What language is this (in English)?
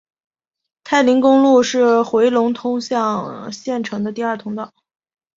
Chinese